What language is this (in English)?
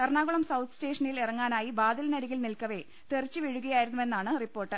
Malayalam